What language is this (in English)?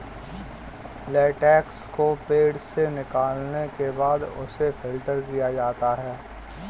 Hindi